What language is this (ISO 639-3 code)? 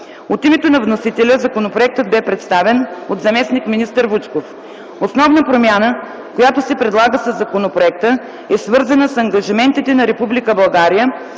bul